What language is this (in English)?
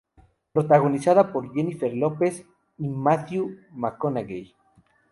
Spanish